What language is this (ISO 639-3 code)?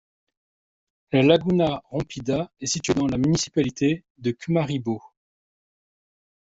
fra